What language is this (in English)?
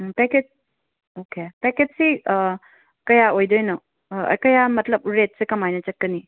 Manipuri